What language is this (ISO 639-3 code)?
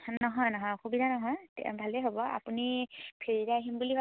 asm